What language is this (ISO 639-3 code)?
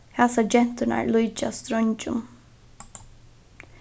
fao